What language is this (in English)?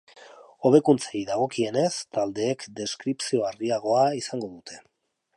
Basque